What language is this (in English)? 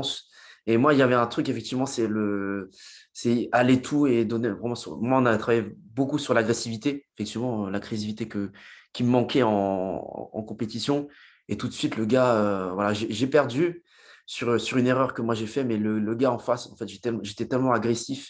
French